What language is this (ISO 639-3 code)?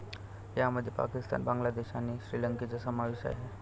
mar